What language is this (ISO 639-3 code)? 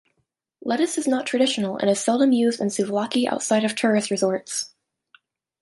eng